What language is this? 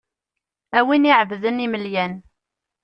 Kabyle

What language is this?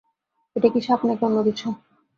Bangla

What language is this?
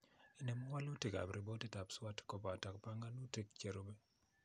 Kalenjin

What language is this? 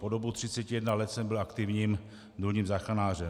Czech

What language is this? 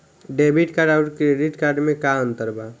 Bhojpuri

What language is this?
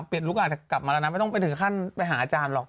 Thai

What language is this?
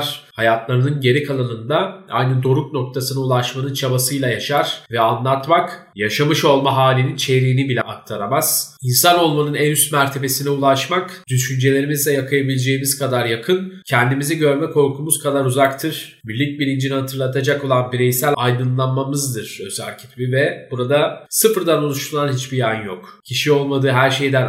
Turkish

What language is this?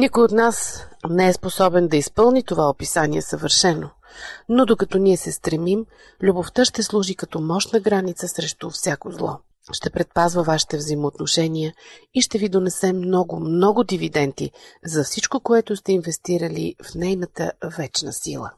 Bulgarian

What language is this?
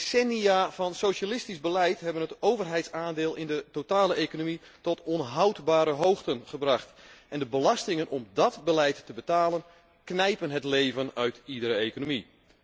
Dutch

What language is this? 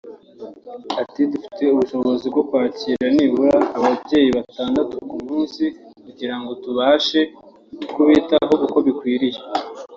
Kinyarwanda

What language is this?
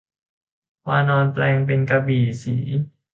Thai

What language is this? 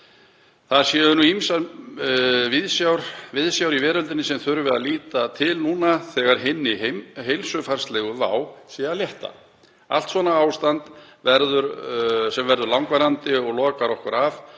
Icelandic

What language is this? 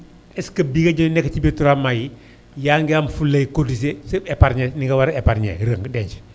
Wolof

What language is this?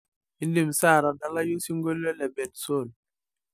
Masai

